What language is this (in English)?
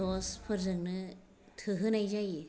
Bodo